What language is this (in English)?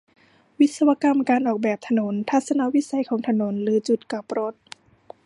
Thai